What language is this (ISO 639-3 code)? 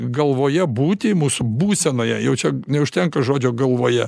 lit